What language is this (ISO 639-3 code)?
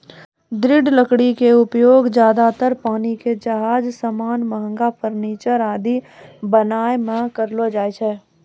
mai